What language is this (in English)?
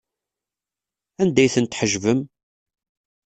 Kabyle